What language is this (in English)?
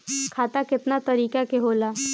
Bhojpuri